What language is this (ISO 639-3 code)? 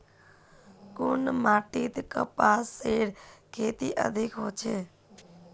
mag